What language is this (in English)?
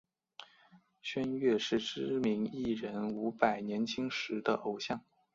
Chinese